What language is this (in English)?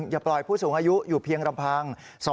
Thai